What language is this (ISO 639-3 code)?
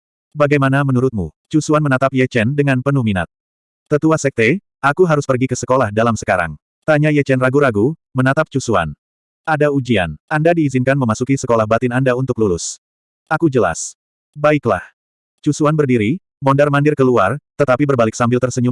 ind